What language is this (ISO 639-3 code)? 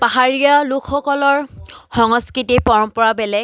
asm